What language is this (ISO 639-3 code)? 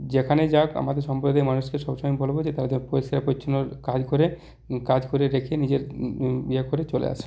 ben